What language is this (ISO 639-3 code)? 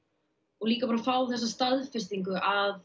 isl